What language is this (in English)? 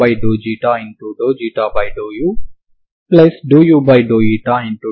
Telugu